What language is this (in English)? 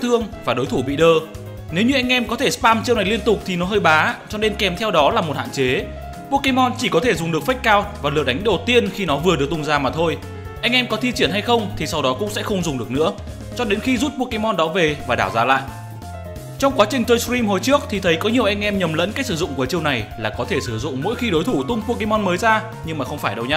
Vietnamese